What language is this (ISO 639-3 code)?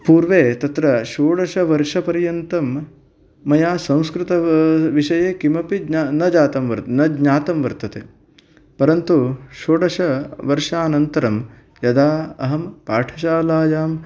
san